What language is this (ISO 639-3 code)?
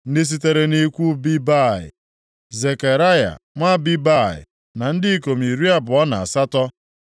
ibo